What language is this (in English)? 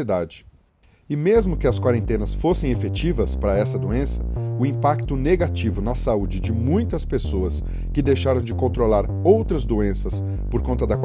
Portuguese